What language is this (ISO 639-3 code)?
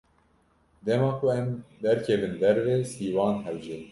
kur